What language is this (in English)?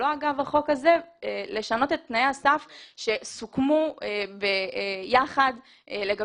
Hebrew